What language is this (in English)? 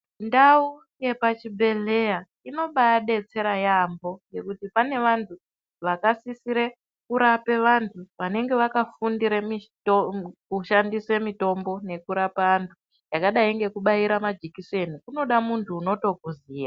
Ndau